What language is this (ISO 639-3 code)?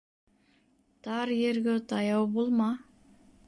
bak